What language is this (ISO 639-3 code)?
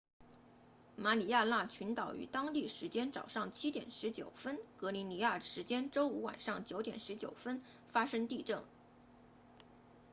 zho